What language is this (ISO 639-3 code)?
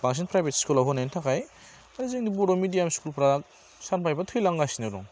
brx